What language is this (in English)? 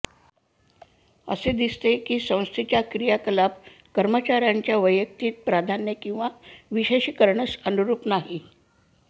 Marathi